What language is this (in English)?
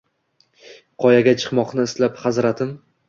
Uzbek